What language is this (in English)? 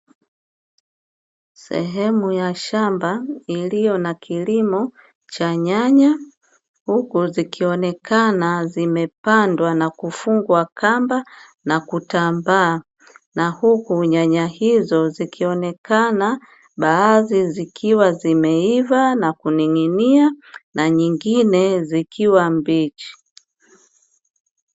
Swahili